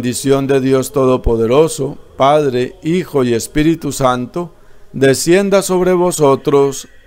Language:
Spanish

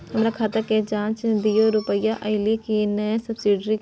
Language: Maithili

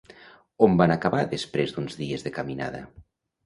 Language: Catalan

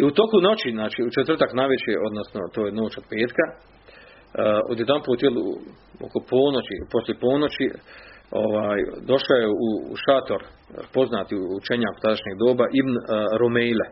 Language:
Croatian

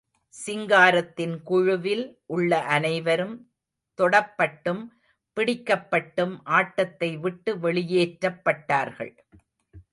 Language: Tamil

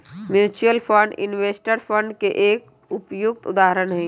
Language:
Magahi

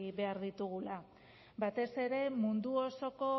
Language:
Basque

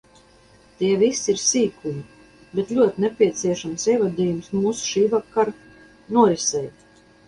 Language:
Latvian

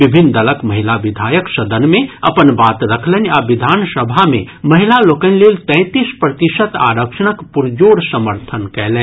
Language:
Maithili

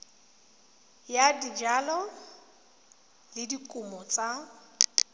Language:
Tswana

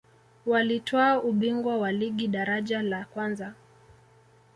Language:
Swahili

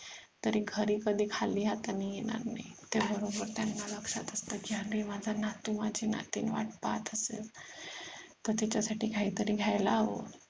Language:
Marathi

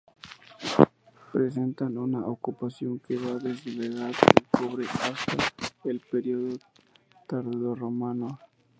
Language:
Spanish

